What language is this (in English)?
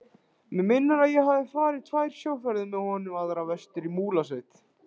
Icelandic